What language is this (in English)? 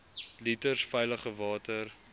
Afrikaans